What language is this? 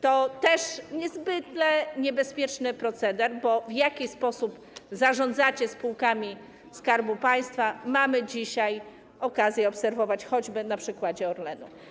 Polish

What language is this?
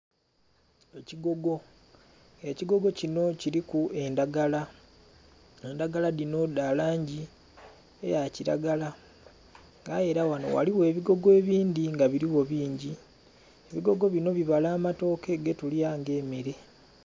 Soga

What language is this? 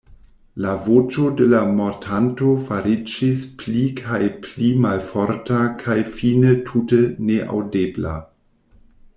Esperanto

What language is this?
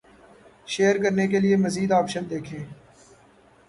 Urdu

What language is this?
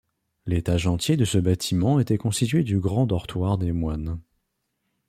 French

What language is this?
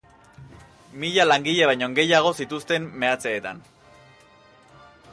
Basque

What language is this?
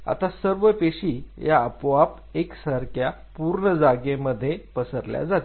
Marathi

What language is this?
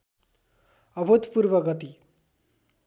Nepali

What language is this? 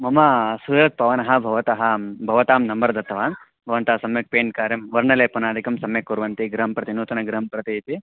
Sanskrit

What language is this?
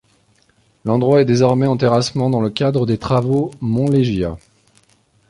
French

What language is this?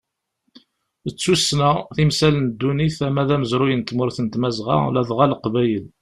Kabyle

